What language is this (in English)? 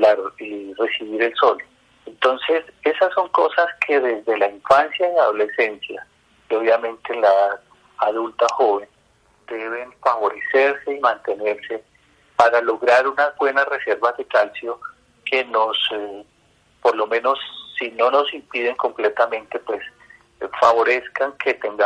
Spanish